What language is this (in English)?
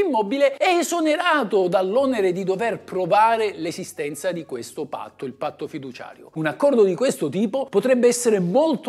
Italian